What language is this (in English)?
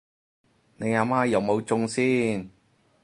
Cantonese